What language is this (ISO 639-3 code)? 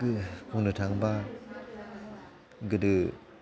brx